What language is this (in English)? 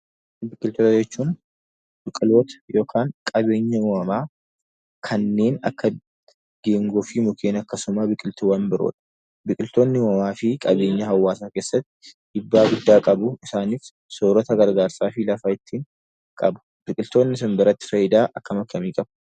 Oromo